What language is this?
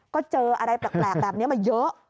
Thai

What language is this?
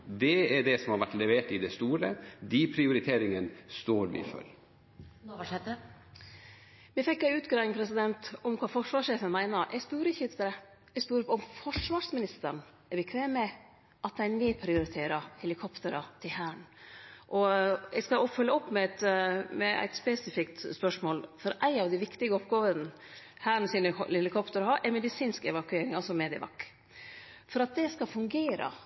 Norwegian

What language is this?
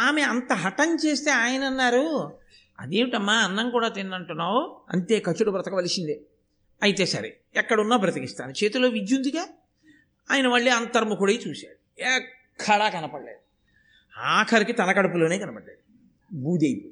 Telugu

